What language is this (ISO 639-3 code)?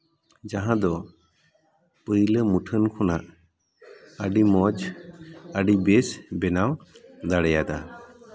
sat